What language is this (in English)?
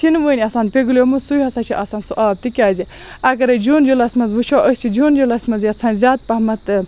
Kashmiri